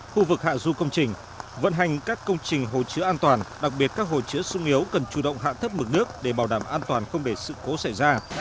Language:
Vietnamese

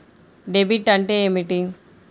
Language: Telugu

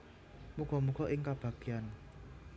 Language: Javanese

